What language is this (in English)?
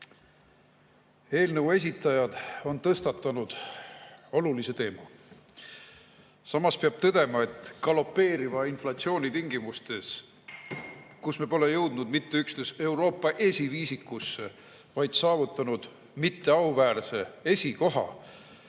Estonian